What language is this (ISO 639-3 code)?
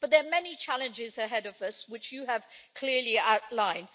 eng